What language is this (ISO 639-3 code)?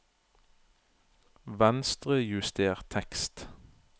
nor